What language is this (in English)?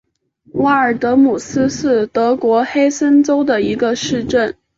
Chinese